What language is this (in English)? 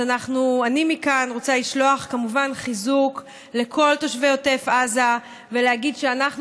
Hebrew